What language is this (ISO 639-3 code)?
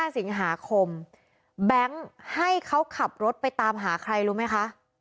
tha